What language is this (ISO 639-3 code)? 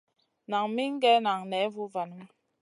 mcn